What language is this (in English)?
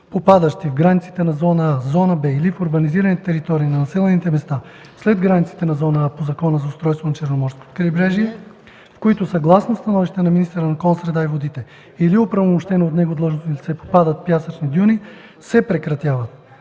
Bulgarian